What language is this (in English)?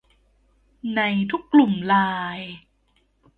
Thai